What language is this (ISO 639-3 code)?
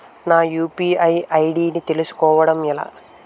tel